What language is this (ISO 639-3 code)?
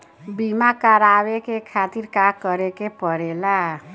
bho